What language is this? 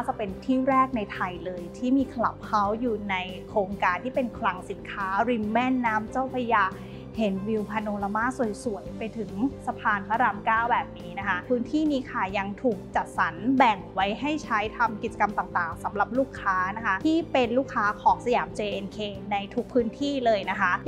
Thai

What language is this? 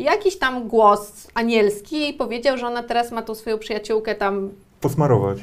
Polish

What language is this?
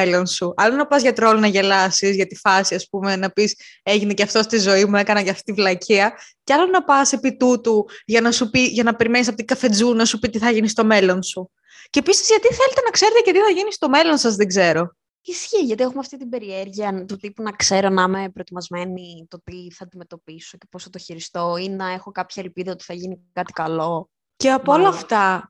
Greek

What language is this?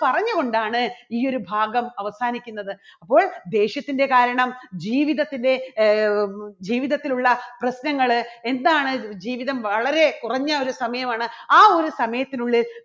Malayalam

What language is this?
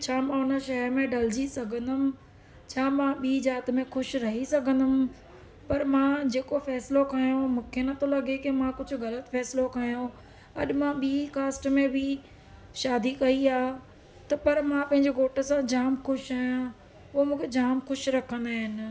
Sindhi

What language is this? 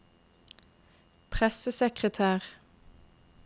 Norwegian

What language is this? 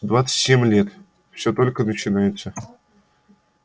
Russian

